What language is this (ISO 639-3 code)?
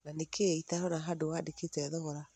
kik